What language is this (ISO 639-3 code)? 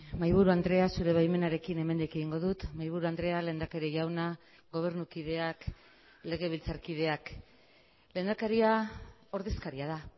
eus